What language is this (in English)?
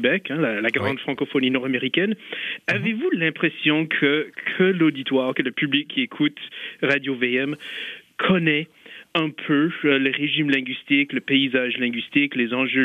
French